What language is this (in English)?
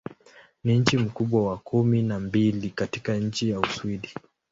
Swahili